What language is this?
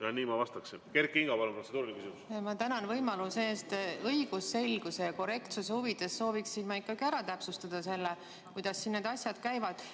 Estonian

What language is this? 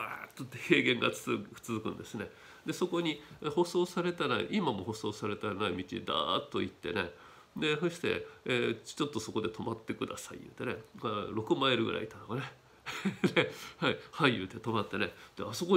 Japanese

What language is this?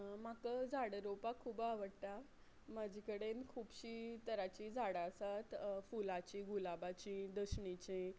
Konkani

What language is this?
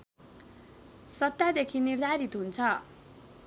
Nepali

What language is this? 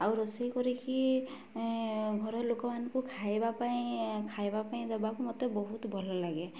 Odia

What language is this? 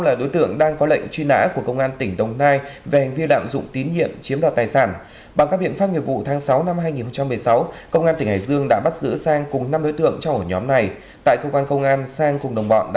Vietnamese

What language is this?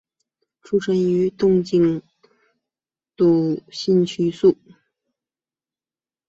Chinese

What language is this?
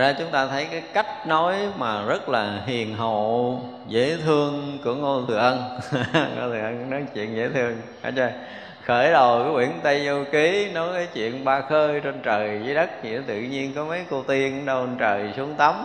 Vietnamese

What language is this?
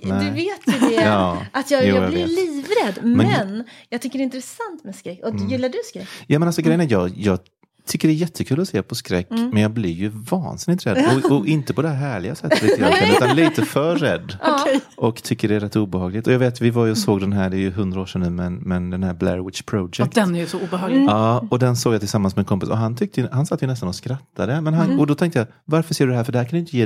Swedish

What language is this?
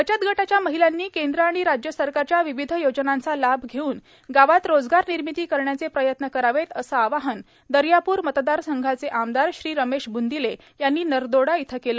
Marathi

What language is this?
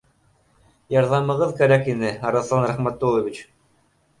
Bashkir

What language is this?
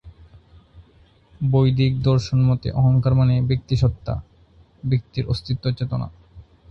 Bangla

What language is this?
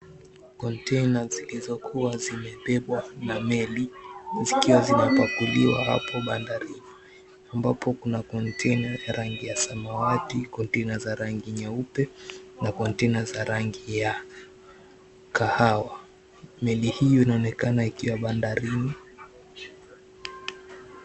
Swahili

